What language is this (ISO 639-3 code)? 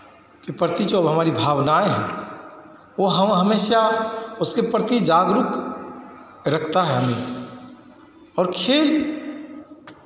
hin